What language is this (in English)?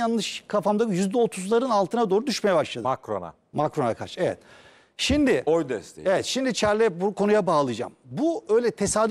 Turkish